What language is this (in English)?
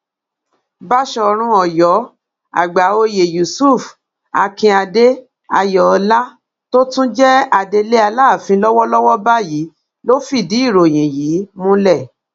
Yoruba